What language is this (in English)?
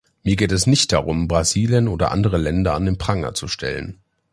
German